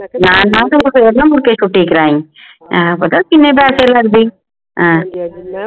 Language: Punjabi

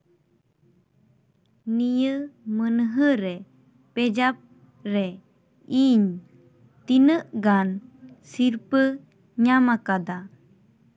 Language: Santali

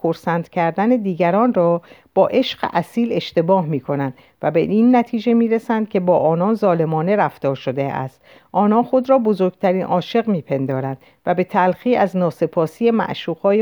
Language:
Persian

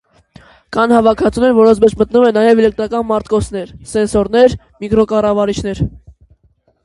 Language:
Armenian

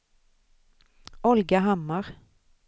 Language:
Swedish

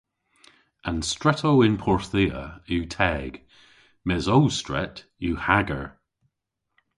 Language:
Cornish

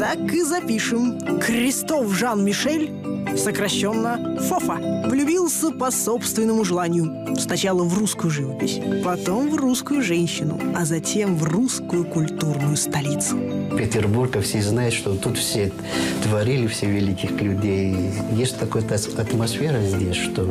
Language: Russian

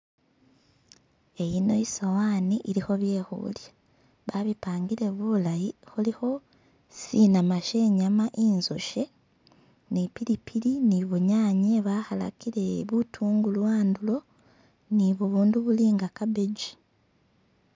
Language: Masaaba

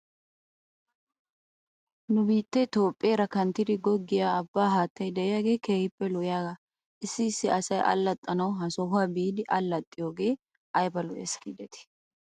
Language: Wolaytta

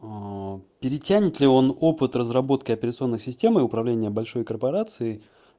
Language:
Russian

